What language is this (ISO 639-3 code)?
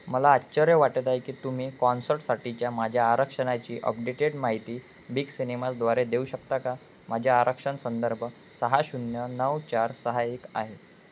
mar